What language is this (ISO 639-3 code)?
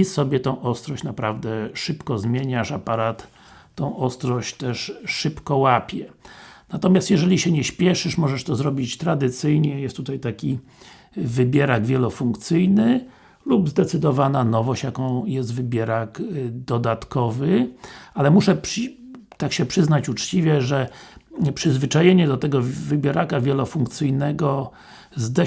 pol